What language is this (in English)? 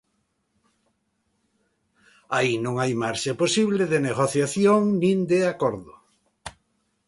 Galician